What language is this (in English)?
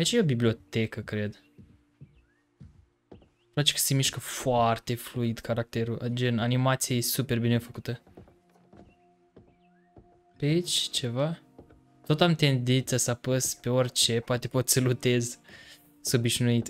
Romanian